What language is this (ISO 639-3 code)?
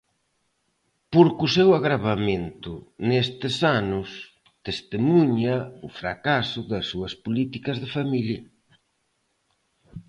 glg